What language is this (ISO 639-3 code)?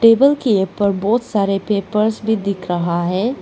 hin